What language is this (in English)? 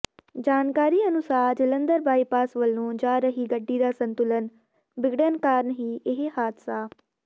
Punjabi